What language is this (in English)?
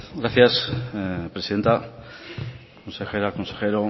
Spanish